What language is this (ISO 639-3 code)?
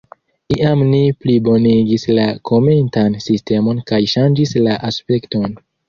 epo